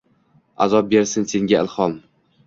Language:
Uzbek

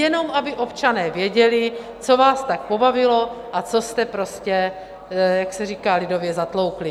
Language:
Czech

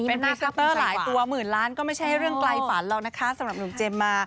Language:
Thai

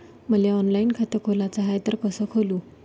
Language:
Marathi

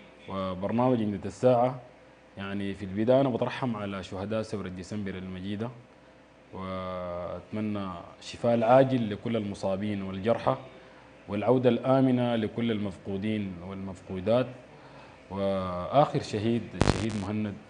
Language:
Arabic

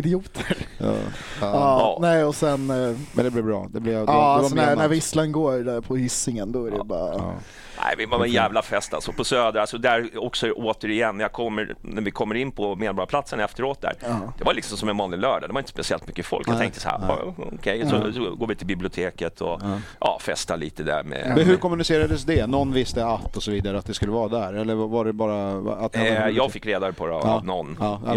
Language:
Swedish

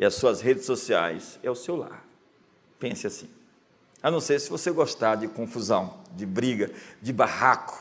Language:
Portuguese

